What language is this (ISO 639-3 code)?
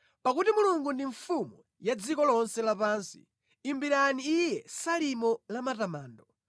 nya